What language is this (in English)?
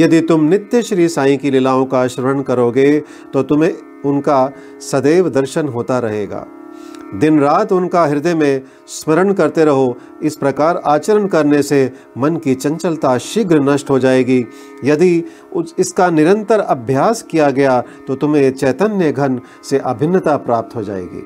Hindi